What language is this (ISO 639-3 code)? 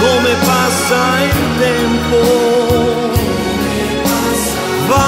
ita